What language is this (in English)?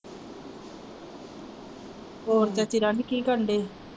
Punjabi